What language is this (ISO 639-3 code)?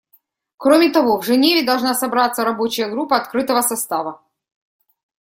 rus